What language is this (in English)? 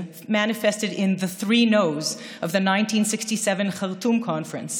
Hebrew